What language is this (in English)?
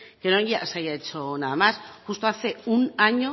Spanish